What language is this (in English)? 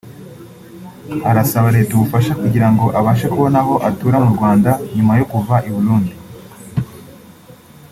Kinyarwanda